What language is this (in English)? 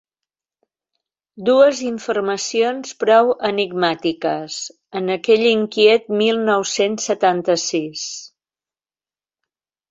Catalan